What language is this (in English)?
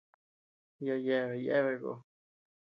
Tepeuxila Cuicatec